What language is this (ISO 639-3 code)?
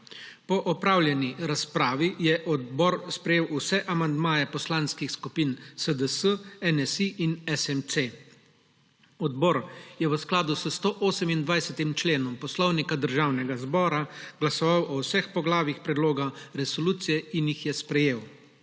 slv